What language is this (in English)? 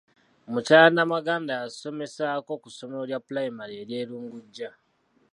Ganda